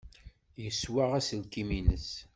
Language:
Kabyle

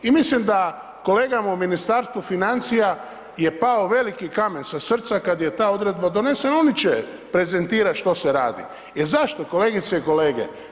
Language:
Croatian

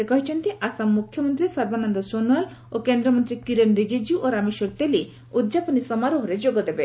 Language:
Odia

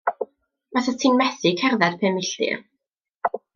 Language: Welsh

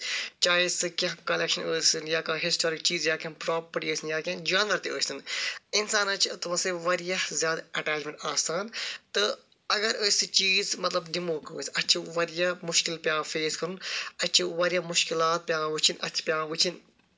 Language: Kashmiri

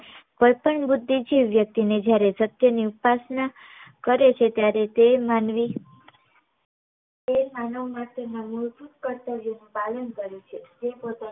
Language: Gujarati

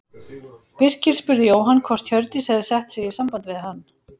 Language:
Icelandic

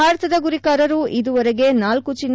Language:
Kannada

